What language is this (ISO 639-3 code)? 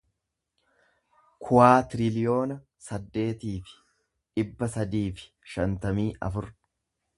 orm